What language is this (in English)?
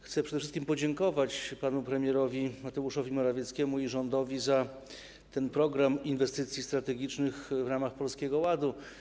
Polish